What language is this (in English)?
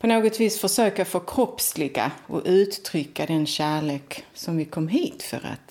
Swedish